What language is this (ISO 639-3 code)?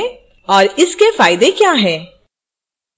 hin